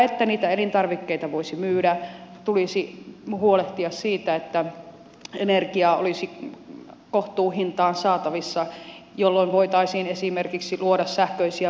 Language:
Finnish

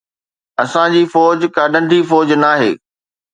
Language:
Sindhi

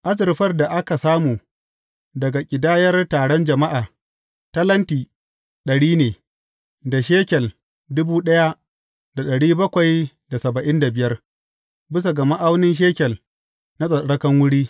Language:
Hausa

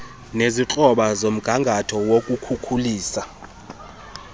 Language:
Xhosa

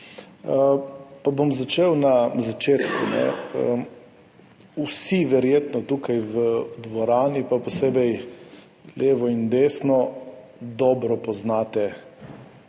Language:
Slovenian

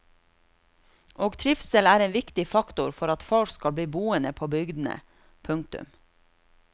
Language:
Norwegian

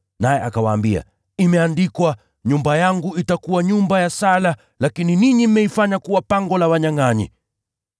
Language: Swahili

